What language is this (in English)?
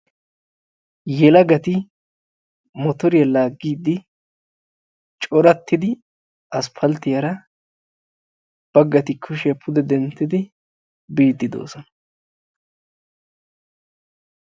Wolaytta